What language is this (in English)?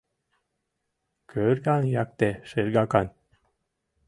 Mari